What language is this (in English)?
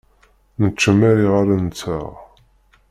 Kabyle